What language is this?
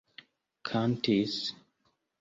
Esperanto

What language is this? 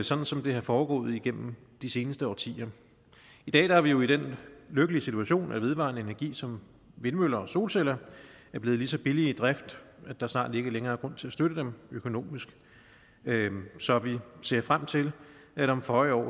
Danish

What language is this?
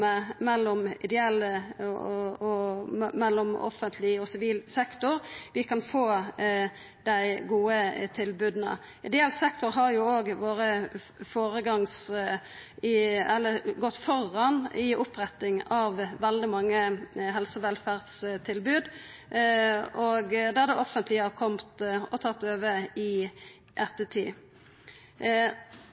Norwegian Nynorsk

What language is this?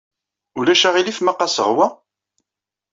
Kabyle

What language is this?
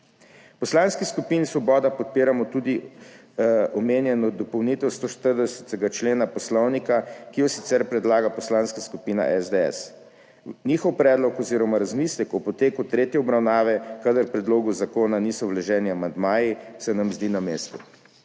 Slovenian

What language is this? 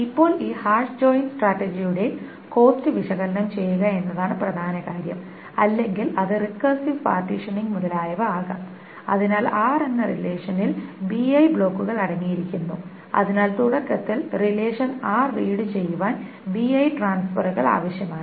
Malayalam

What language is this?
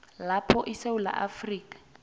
South Ndebele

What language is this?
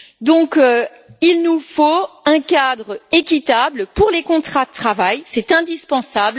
French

